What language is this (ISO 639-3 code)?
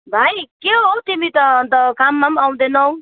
nep